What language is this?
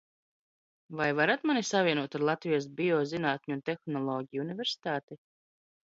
Latvian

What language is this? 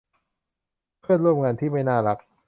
Thai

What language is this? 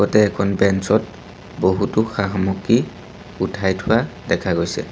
Assamese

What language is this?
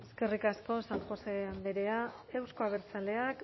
Basque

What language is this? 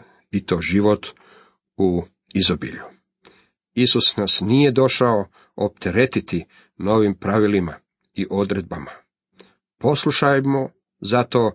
Croatian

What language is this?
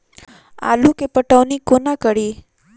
Maithili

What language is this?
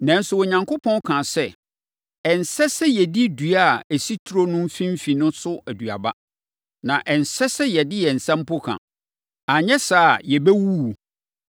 Akan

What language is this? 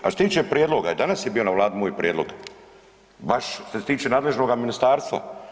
Croatian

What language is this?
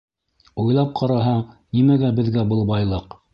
Bashkir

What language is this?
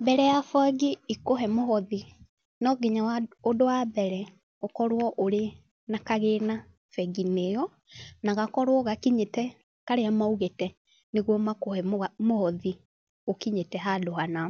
Kikuyu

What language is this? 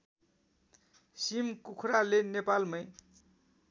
Nepali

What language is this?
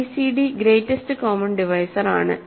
Malayalam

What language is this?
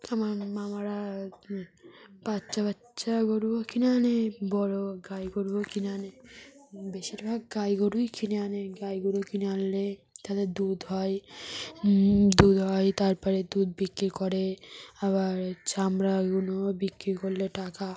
Bangla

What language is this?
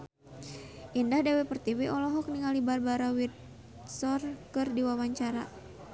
Sundanese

